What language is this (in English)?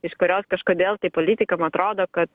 Lithuanian